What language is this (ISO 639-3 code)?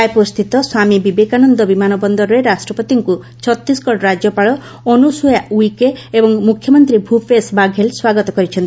ori